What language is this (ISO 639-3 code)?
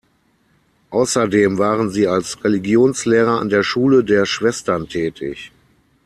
deu